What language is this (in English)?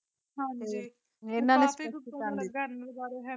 Punjabi